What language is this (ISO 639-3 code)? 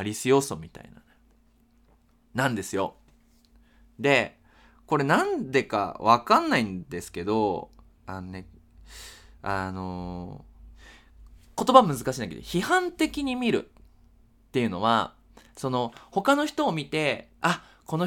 jpn